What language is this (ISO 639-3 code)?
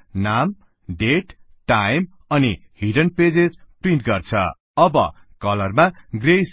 nep